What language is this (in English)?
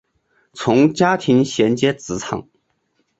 Chinese